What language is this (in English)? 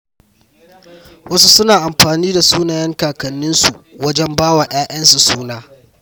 Hausa